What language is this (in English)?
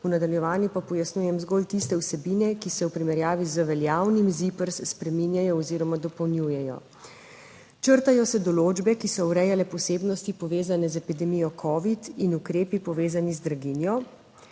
Slovenian